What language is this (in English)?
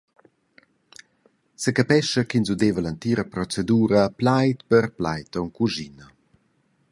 Romansh